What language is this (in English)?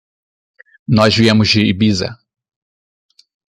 Portuguese